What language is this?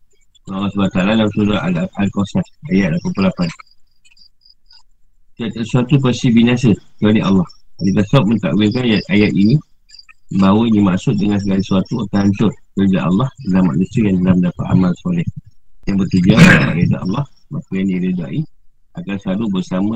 Malay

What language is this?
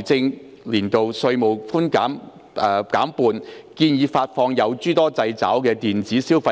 Cantonese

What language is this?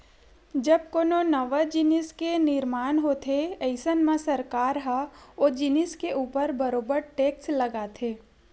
Chhattisgarhi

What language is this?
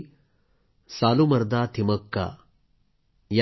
Marathi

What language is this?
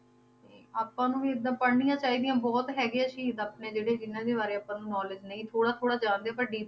Punjabi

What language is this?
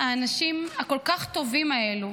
Hebrew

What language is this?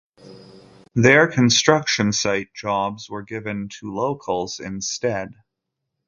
English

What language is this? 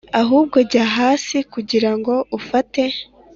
Kinyarwanda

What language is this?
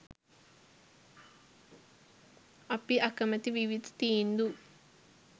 Sinhala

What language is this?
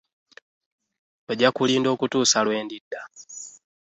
Ganda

